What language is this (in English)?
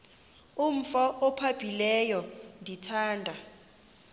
Xhosa